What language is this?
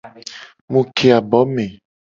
Gen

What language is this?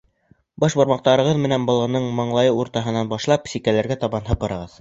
Bashkir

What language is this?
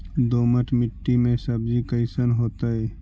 Magahi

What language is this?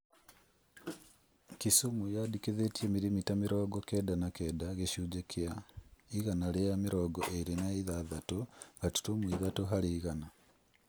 Kikuyu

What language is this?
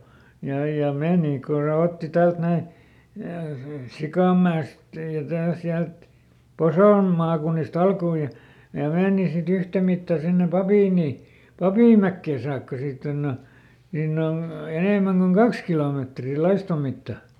Finnish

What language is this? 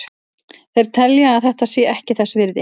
Icelandic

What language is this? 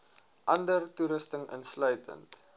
Afrikaans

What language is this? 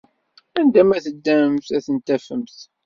Kabyle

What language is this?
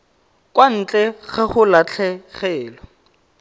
Tswana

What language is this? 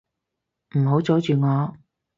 Cantonese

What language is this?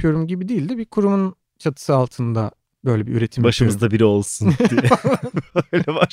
Turkish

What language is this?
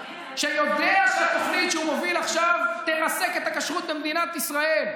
Hebrew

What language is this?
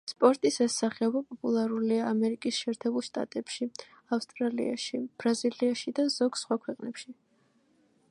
Georgian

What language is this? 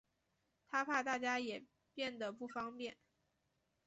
Chinese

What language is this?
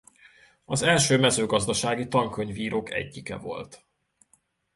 Hungarian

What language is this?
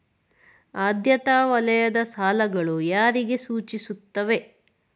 Kannada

